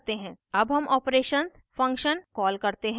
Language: Hindi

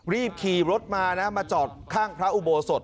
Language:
Thai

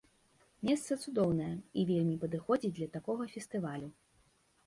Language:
Belarusian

